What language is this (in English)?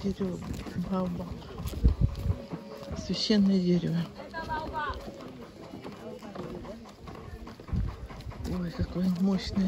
Russian